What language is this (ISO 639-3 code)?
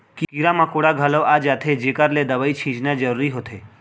hne